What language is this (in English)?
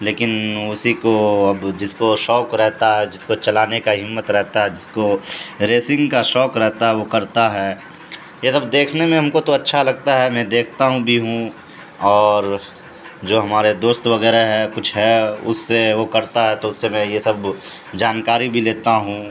Urdu